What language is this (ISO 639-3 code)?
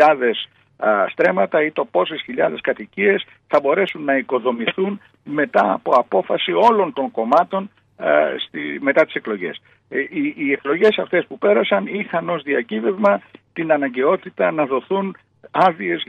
ell